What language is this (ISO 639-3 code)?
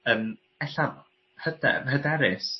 cym